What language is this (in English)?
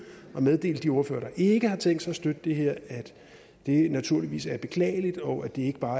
Danish